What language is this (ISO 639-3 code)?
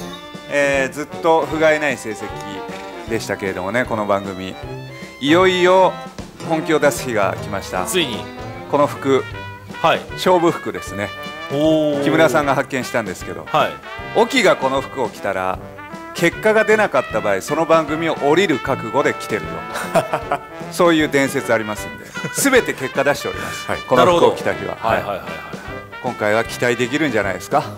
jpn